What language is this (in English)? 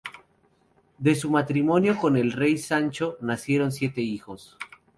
Spanish